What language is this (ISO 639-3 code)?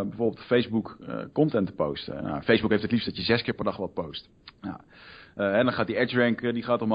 nld